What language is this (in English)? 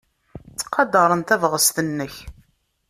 Kabyle